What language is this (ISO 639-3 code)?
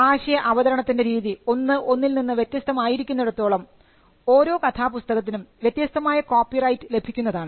mal